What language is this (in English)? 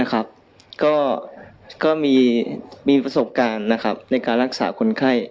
Thai